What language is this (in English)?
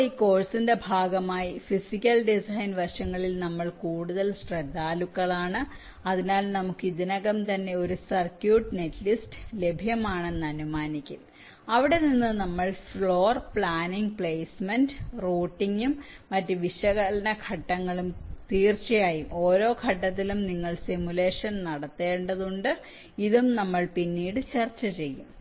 Malayalam